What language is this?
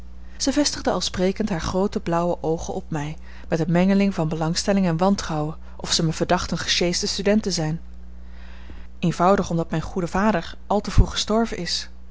Dutch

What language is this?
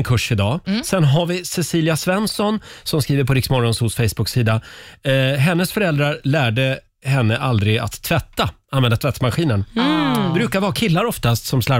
Swedish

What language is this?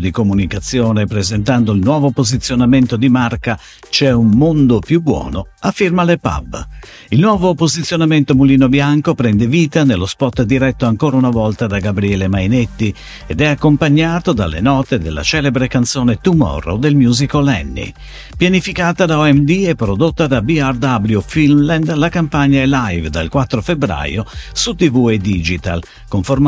Italian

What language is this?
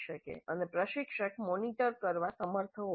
Gujarati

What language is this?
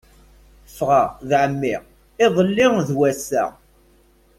Kabyle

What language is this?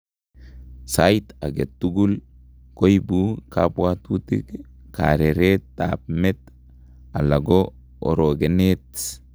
Kalenjin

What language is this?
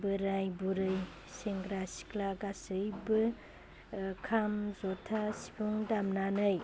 Bodo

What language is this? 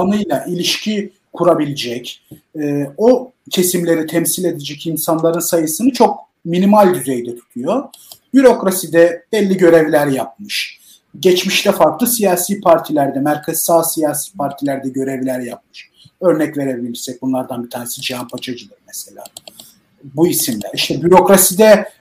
Turkish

